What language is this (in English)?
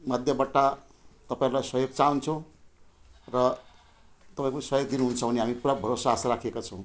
Nepali